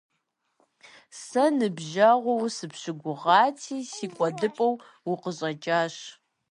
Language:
Kabardian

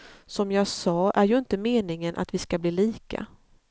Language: Swedish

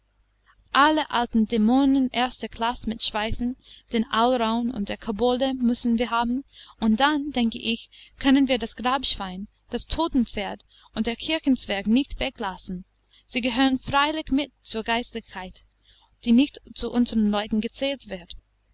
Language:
German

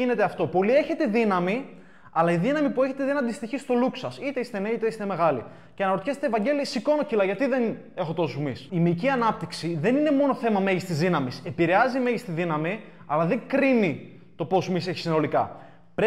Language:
Greek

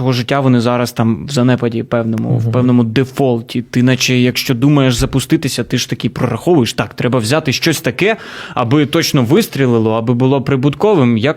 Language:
Ukrainian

